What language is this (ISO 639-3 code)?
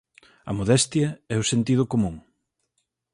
glg